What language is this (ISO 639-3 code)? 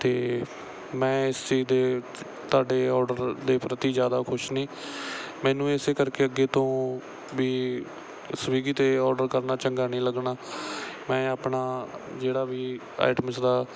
pan